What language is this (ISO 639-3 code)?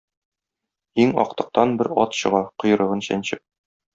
tat